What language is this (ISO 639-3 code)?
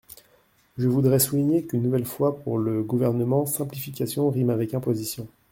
fra